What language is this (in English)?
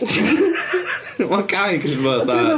Welsh